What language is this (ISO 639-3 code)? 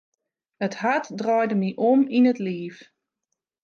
fry